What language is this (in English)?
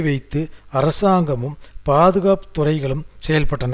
Tamil